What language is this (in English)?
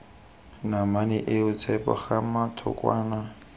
Tswana